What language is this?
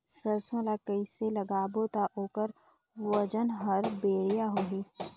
Chhattisgarhi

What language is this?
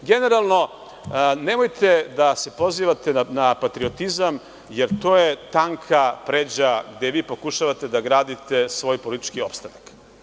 Serbian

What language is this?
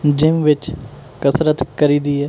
Punjabi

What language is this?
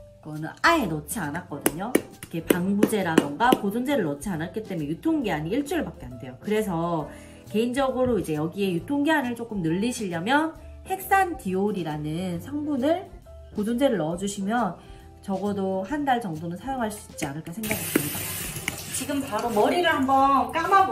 Korean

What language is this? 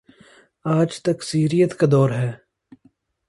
Urdu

